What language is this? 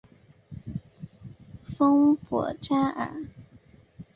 Chinese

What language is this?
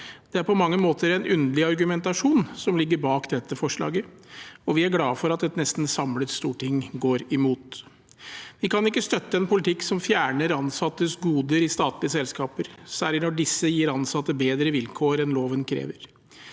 Norwegian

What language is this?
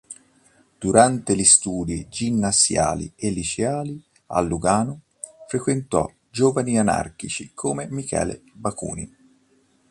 Italian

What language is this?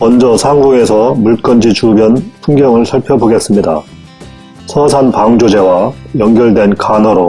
Korean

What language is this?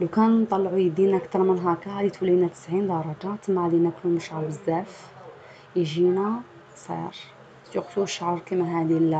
Arabic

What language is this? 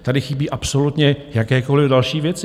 Czech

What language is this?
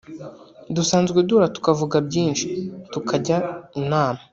Kinyarwanda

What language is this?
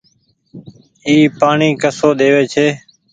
Goaria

